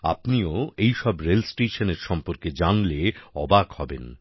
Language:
Bangla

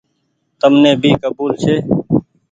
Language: Goaria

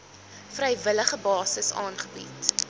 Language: Afrikaans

